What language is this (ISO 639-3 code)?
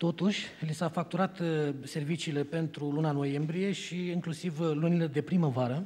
ron